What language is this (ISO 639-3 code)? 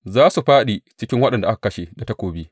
hau